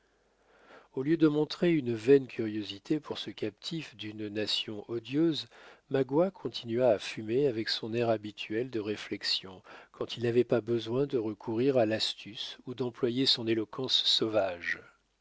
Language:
French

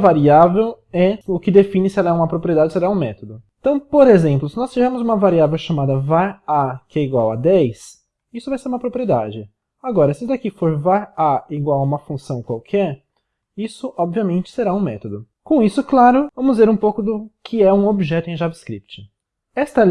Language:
Portuguese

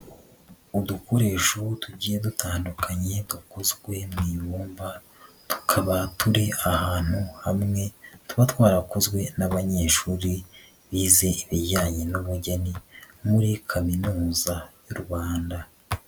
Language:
Kinyarwanda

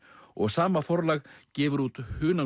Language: Icelandic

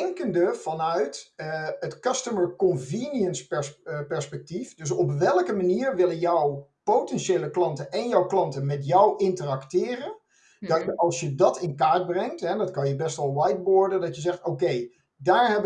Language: Dutch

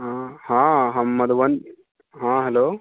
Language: Maithili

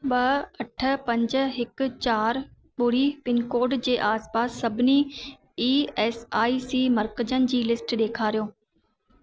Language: Sindhi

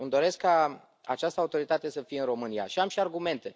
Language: Romanian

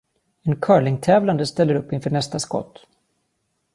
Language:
Swedish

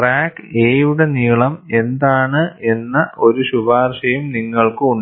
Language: Malayalam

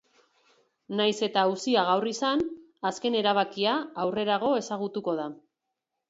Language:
Basque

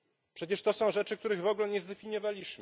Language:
Polish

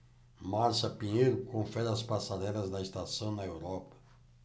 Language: Portuguese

